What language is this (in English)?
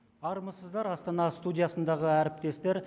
Kazakh